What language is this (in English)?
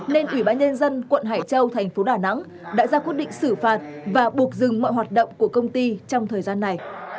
Vietnamese